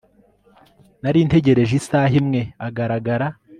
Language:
Kinyarwanda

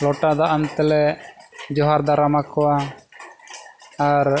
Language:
Santali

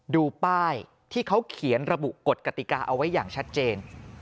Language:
Thai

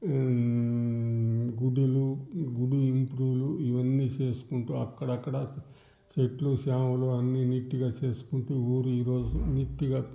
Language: Telugu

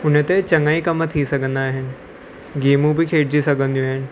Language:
Sindhi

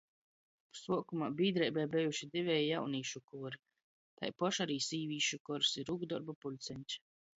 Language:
Latgalian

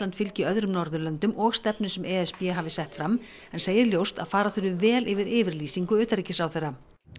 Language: Icelandic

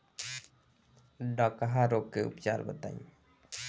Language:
Bhojpuri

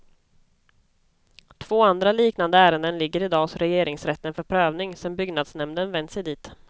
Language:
Swedish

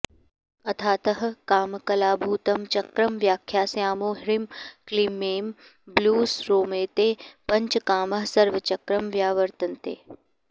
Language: Sanskrit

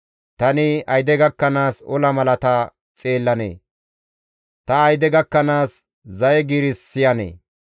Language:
Gamo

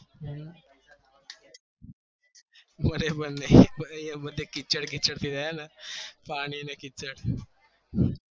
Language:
Gujarati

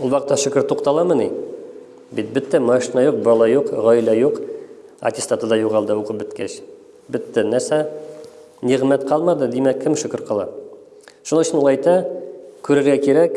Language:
Turkish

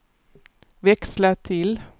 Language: Swedish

